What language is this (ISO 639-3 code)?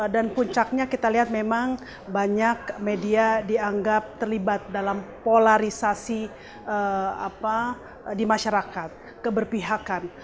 ind